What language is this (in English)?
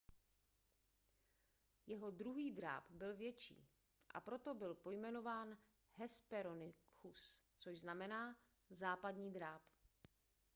Czech